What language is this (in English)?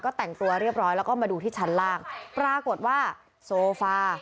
Thai